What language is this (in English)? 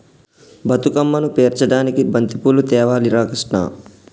Telugu